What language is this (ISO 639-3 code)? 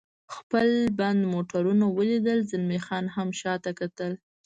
pus